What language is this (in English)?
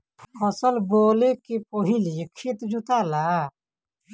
Bhojpuri